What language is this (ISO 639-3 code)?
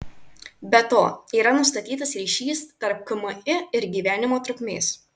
lit